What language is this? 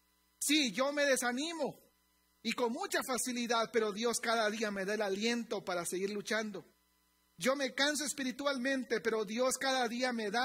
Spanish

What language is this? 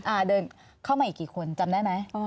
Thai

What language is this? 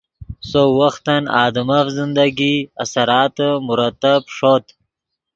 Yidgha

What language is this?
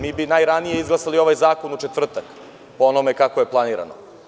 Serbian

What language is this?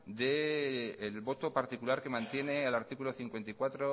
Spanish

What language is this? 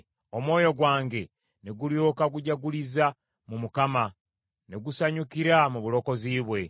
Ganda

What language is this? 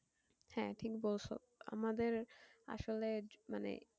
Bangla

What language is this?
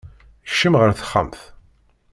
Kabyle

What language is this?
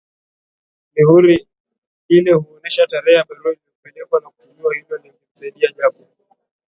Swahili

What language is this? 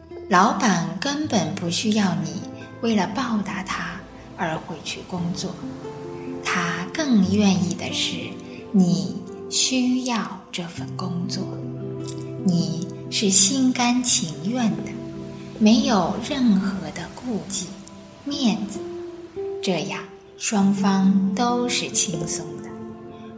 Chinese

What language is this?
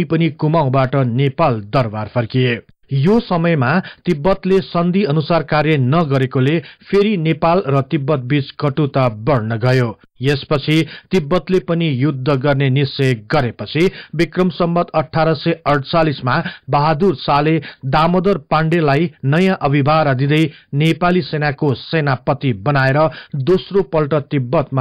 Hindi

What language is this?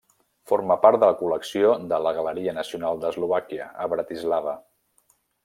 Catalan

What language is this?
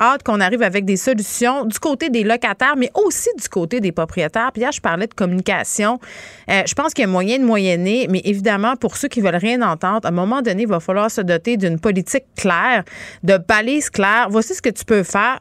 French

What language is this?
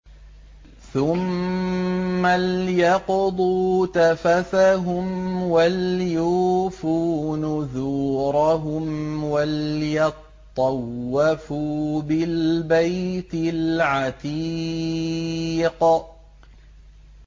Arabic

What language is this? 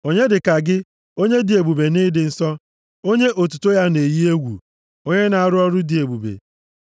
Igbo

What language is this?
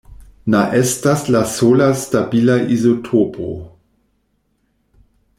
Esperanto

